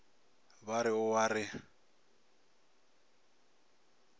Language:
Northern Sotho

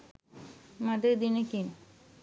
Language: Sinhala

